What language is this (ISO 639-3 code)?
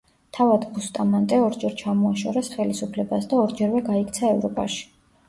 kat